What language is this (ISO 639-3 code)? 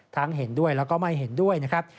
tha